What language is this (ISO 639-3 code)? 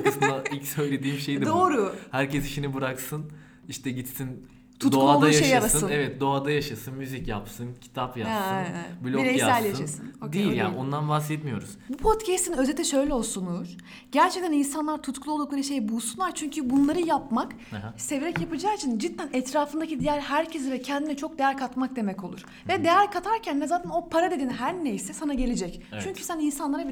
tur